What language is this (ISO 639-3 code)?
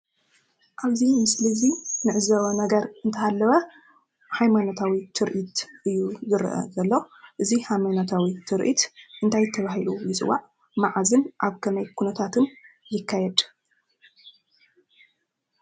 tir